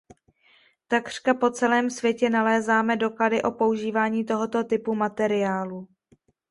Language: Czech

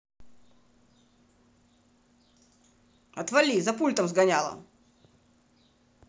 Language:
Russian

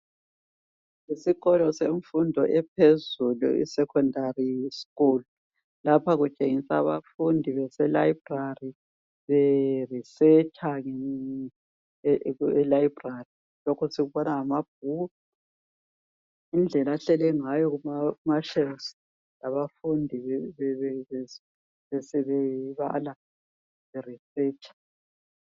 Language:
North Ndebele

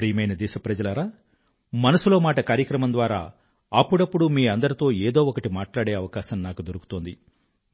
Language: Telugu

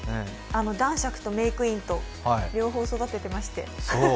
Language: Japanese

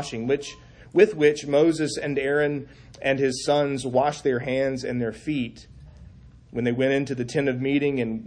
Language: English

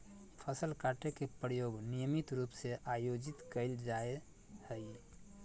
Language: Magahi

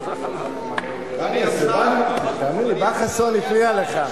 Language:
Hebrew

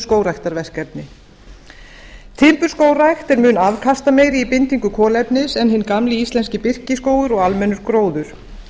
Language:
Icelandic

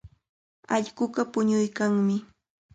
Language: Cajatambo North Lima Quechua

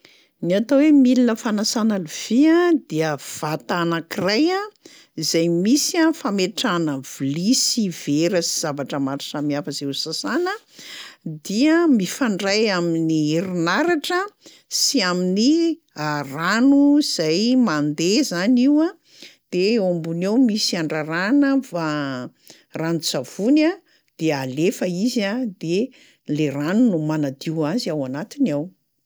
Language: Malagasy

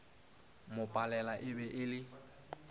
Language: Northern Sotho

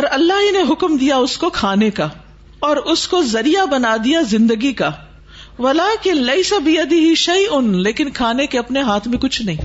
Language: Urdu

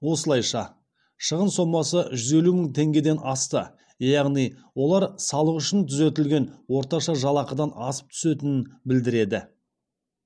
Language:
Kazakh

